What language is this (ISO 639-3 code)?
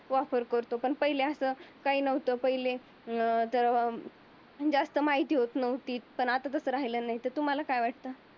mar